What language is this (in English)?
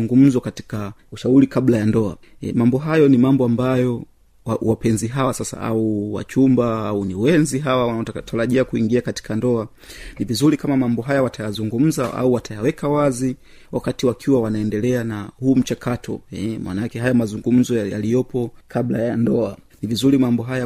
Swahili